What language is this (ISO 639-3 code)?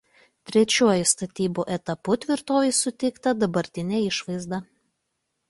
lit